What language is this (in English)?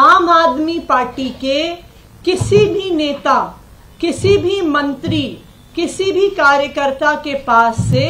Hindi